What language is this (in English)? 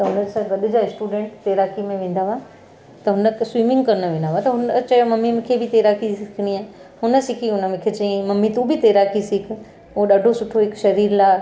Sindhi